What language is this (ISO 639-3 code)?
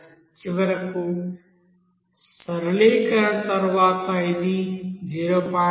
tel